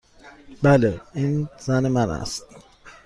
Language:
Persian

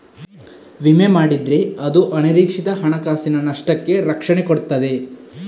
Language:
Kannada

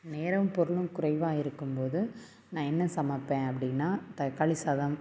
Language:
Tamil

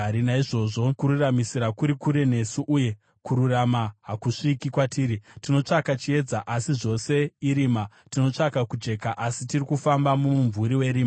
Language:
Shona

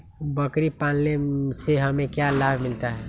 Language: Magahi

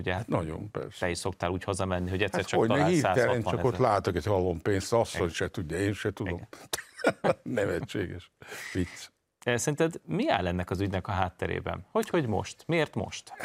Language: Hungarian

